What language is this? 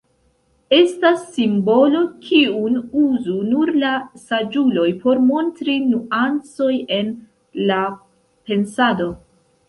Esperanto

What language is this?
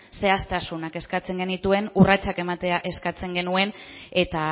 Basque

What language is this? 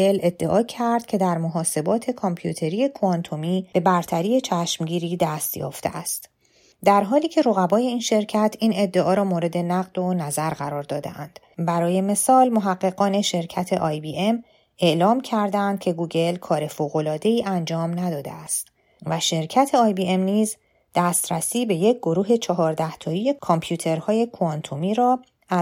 Persian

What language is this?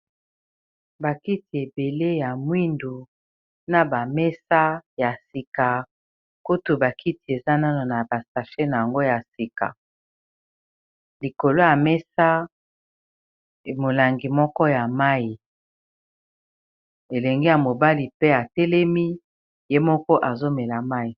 Lingala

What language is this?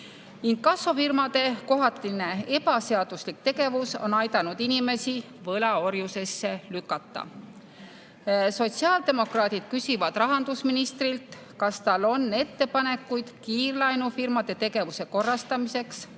Estonian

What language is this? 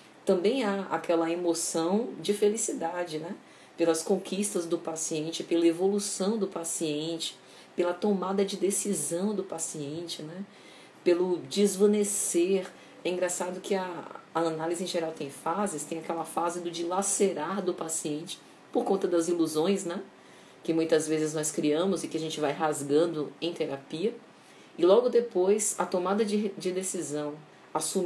Portuguese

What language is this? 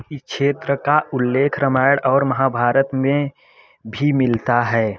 Hindi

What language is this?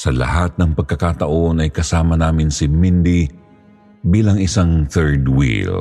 Filipino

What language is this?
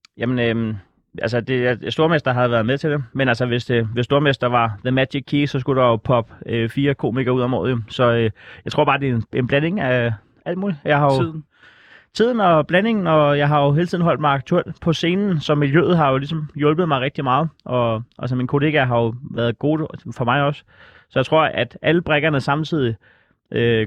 Danish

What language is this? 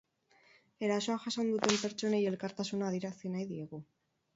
Basque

